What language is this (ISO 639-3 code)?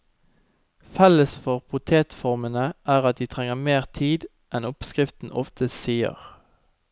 nor